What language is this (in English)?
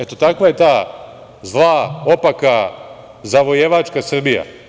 Serbian